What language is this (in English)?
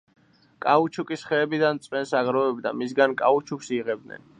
Georgian